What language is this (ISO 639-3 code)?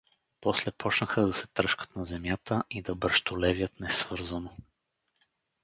bul